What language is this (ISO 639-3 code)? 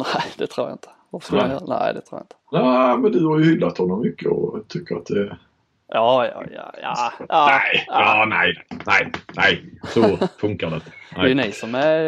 swe